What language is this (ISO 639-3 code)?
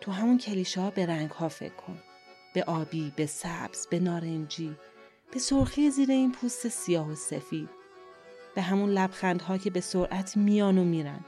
fas